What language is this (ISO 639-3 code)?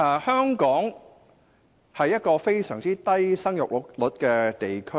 yue